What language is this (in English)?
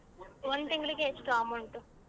Kannada